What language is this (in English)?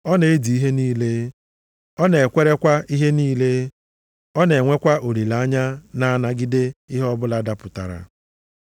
Igbo